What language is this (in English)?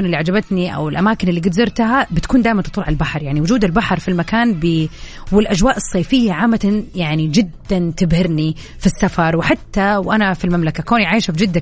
Arabic